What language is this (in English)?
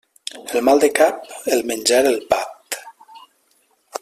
Catalan